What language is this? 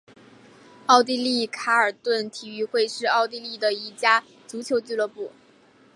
Chinese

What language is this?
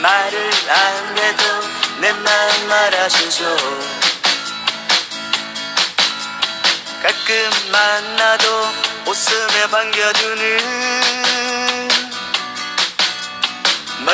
Vietnamese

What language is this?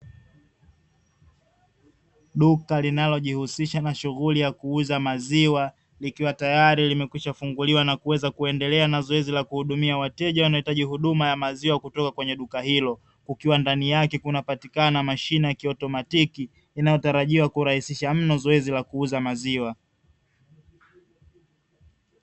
Swahili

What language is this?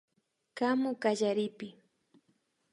Imbabura Highland Quichua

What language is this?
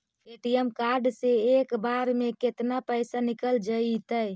Magahi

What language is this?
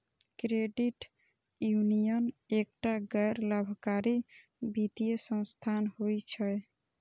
Maithili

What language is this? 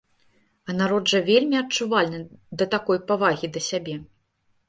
Belarusian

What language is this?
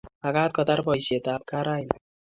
Kalenjin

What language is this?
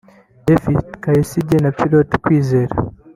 Kinyarwanda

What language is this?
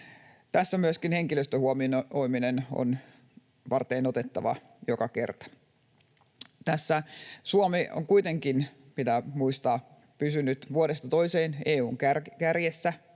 Finnish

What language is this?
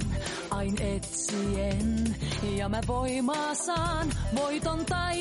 Finnish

